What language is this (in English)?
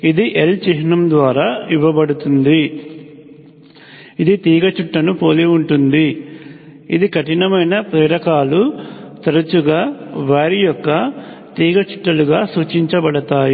Telugu